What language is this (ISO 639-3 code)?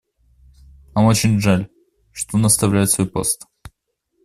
rus